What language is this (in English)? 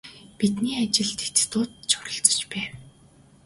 Mongolian